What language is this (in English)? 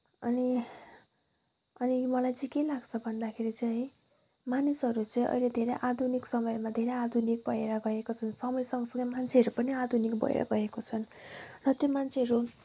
Nepali